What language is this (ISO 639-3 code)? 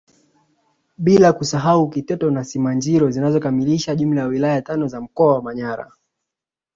swa